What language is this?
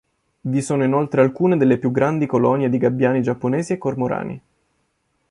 Italian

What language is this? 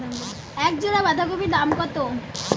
Bangla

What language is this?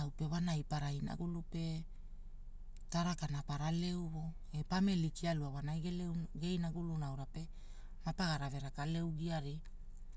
Hula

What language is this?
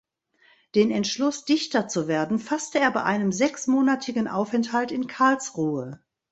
German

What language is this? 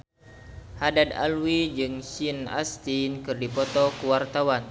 Sundanese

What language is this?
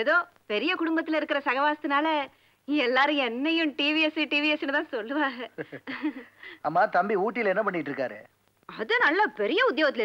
Tamil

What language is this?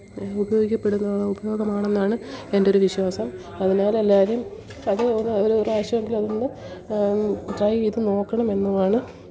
Malayalam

